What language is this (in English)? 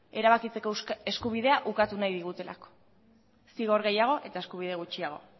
Basque